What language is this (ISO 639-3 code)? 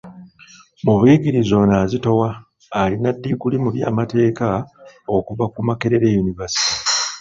lug